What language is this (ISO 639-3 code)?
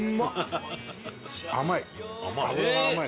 jpn